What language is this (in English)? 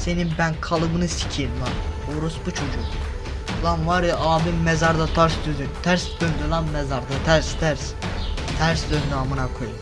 Turkish